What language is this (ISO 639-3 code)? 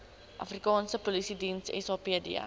afr